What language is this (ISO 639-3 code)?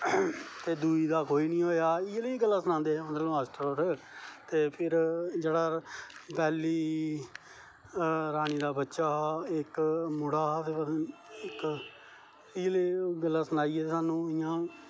doi